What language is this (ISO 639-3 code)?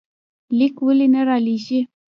pus